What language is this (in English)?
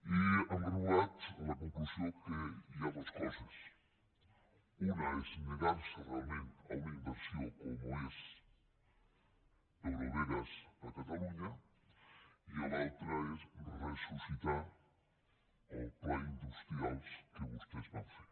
Catalan